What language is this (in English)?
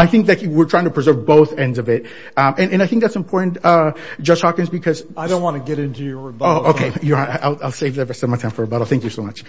English